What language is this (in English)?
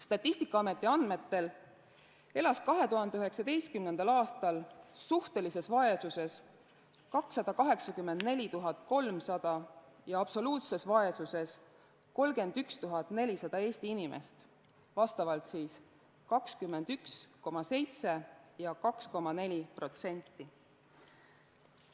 Estonian